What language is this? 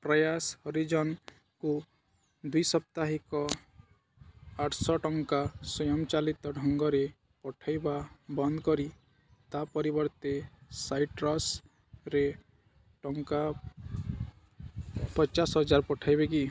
Odia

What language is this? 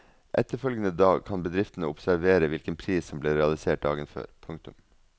Norwegian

